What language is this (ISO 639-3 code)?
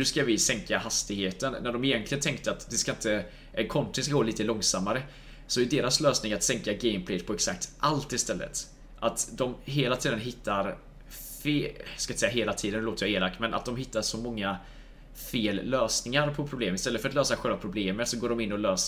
swe